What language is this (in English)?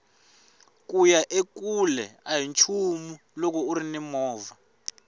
Tsonga